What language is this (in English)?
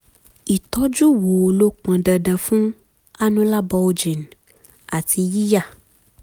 Yoruba